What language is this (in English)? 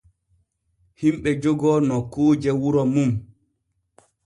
Borgu Fulfulde